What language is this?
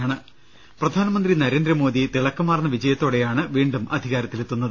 Malayalam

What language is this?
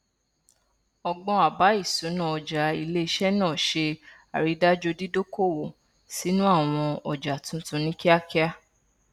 Yoruba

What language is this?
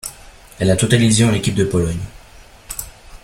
French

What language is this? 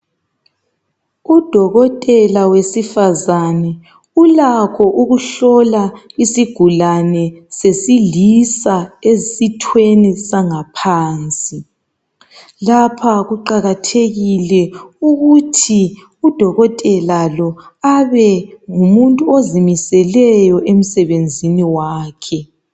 North Ndebele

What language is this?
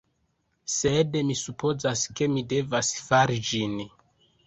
Esperanto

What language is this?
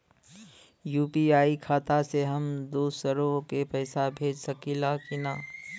Bhojpuri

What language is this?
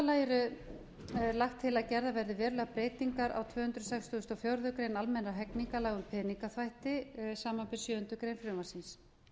Icelandic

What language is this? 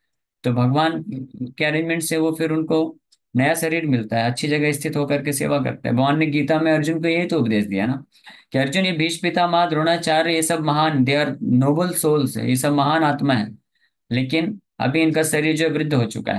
Hindi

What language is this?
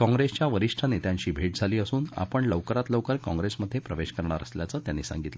Marathi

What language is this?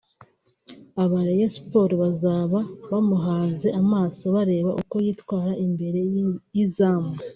Kinyarwanda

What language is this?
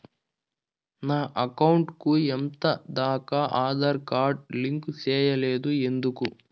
Telugu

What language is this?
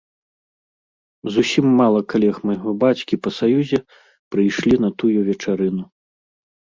Belarusian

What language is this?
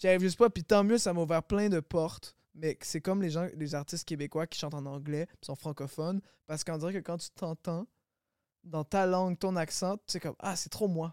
French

